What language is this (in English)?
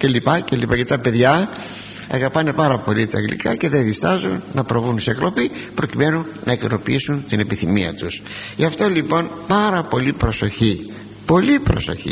Greek